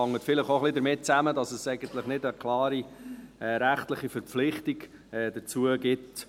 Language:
Swiss German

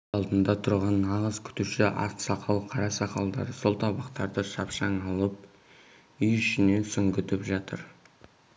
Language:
Kazakh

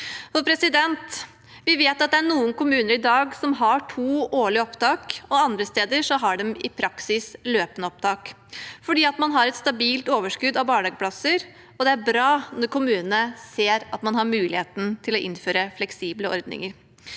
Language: Norwegian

